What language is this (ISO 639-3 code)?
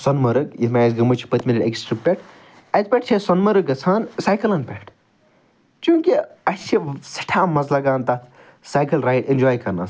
kas